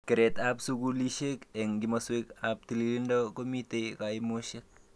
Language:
Kalenjin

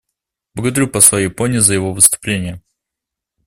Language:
Russian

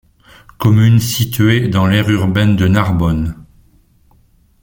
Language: French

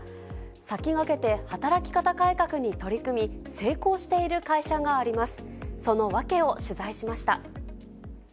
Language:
Japanese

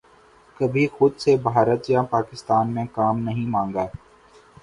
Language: Urdu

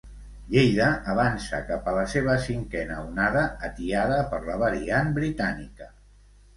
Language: Catalan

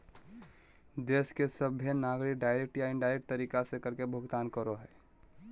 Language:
Magahi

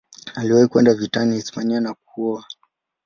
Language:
Swahili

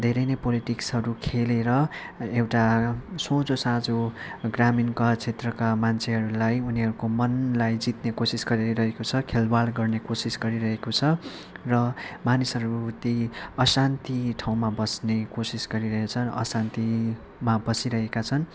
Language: Nepali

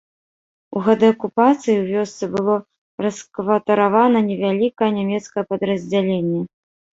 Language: Belarusian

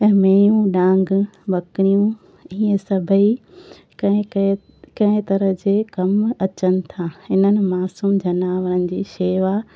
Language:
Sindhi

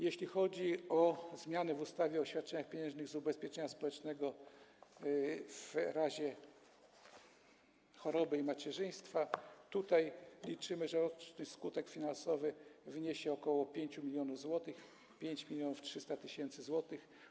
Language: Polish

